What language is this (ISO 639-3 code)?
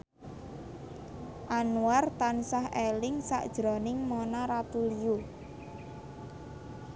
jav